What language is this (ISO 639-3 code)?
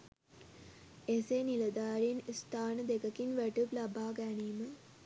sin